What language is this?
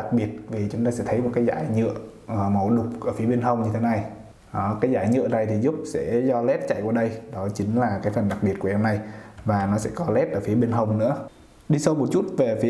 Vietnamese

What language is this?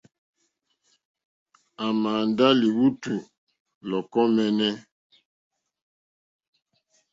Mokpwe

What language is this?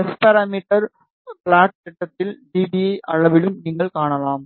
Tamil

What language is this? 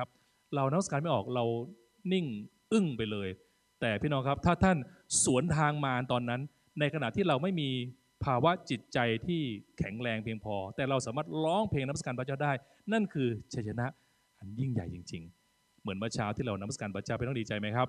Thai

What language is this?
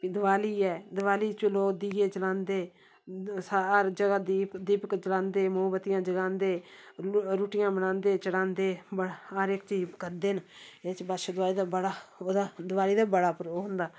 Dogri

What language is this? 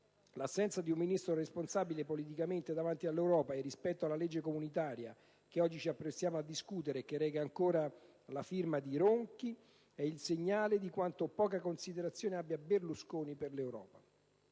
Italian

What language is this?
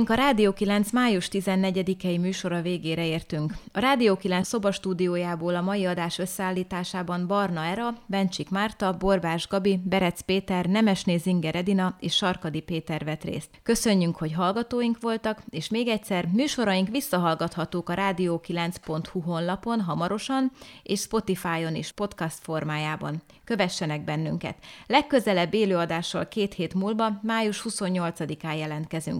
Hungarian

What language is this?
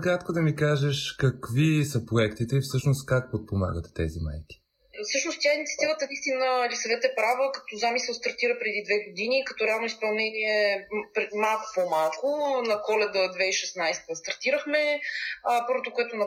Bulgarian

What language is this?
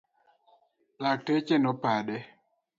Luo (Kenya and Tanzania)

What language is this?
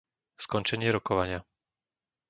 Slovak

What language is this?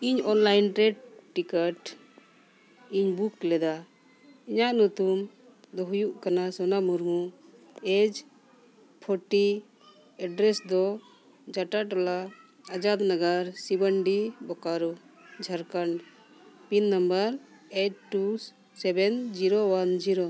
Santali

